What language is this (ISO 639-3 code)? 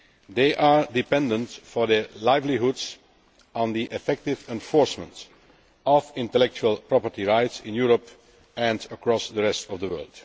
eng